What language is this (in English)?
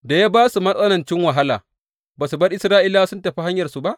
Hausa